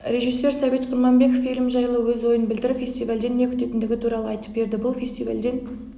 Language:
Kazakh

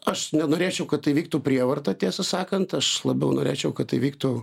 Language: Lithuanian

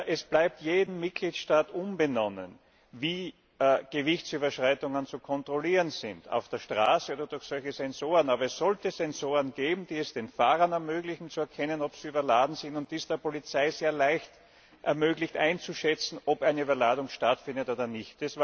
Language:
German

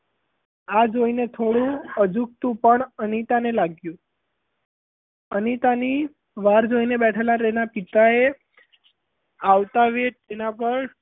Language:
Gujarati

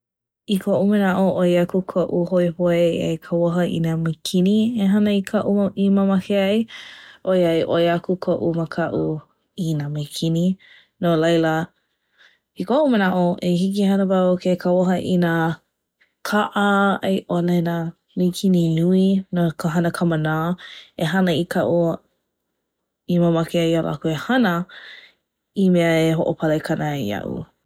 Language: Hawaiian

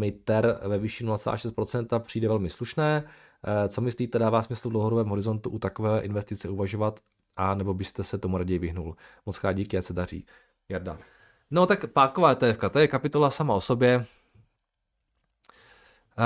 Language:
Czech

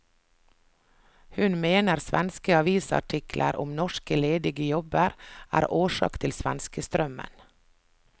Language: Norwegian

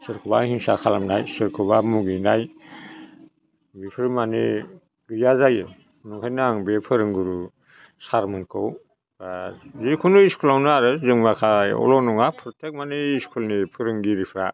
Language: Bodo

